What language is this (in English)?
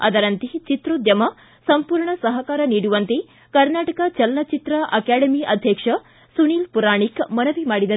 Kannada